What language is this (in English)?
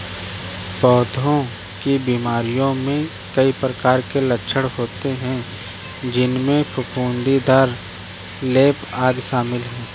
Hindi